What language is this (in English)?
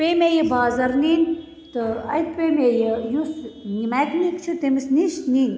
Kashmiri